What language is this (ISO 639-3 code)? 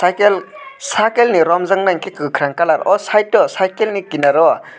trp